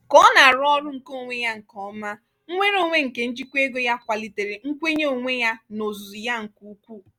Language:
Igbo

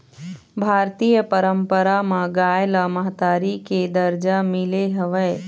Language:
Chhattisgarhi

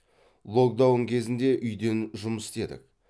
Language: Kazakh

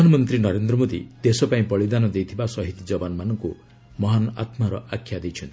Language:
Odia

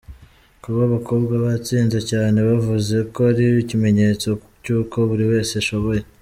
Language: Kinyarwanda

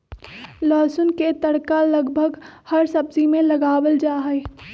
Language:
Magahi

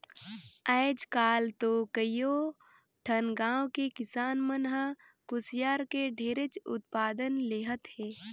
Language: Chhattisgarhi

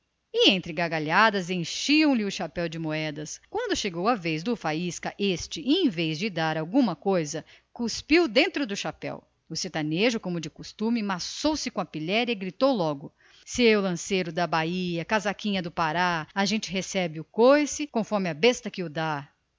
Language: Portuguese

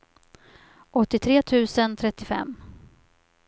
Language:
Swedish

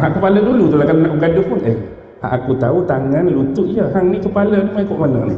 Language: Malay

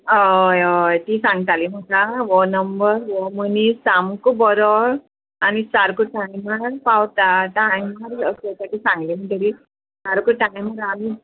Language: Konkani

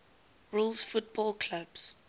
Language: English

